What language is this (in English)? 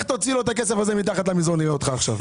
Hebrew